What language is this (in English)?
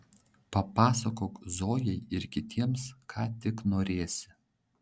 Lithuanian